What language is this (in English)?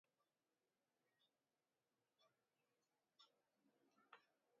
Basque